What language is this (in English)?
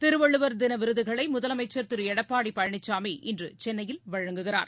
Tamil